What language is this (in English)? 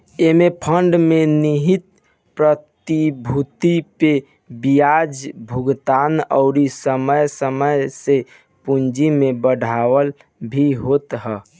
Bhojpuri